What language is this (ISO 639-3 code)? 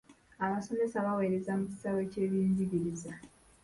lug